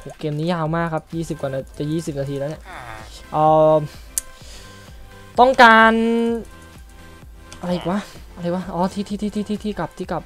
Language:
Thai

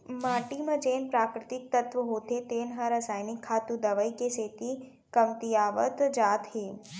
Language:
Chhattisgarhi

